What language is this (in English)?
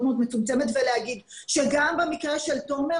Hebrew